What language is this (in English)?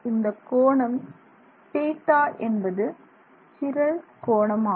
Tamil